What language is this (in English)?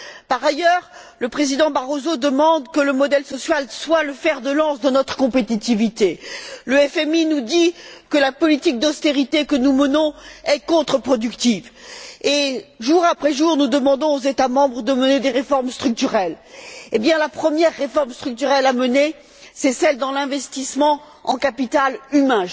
French